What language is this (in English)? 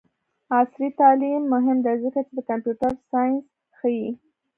Pashto